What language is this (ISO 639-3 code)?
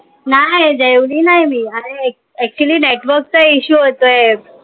mar